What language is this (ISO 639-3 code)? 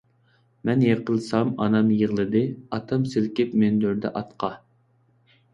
uig